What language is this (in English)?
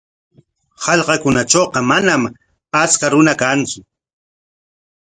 Corongo Ancash Quechua